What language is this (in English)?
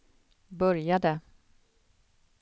Swedish